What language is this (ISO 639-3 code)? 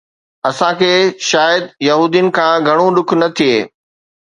snd